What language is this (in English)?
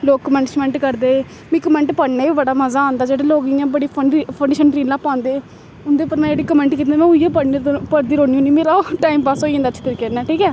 Dogri